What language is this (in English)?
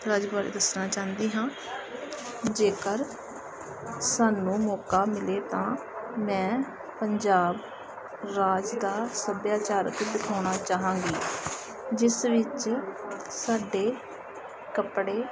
Punjabi